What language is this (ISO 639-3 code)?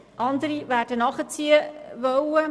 gsw